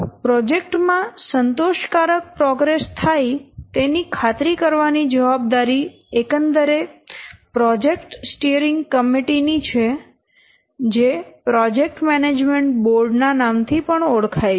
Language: Gujarati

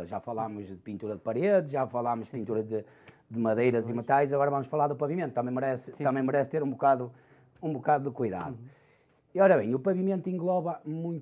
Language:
Portuguese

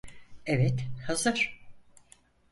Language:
Turkish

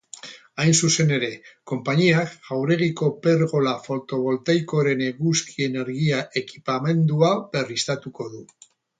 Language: Basque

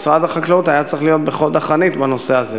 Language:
Hebrew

